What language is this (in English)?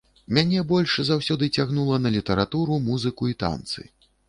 Belarusian